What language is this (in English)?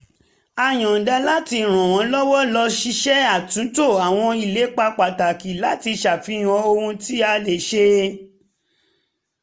Yoruba